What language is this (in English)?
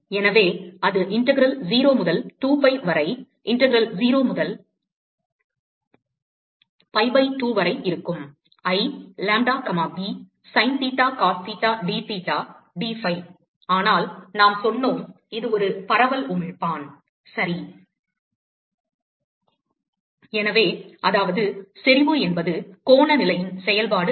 Tamil